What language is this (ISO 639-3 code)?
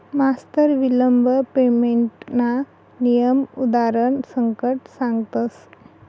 mar